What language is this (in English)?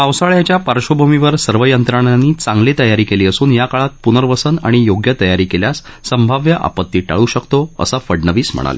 Marathi